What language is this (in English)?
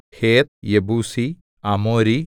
Malayalam